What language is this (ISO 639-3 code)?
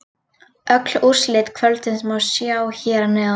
isl